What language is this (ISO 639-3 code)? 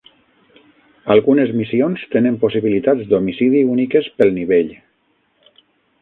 cat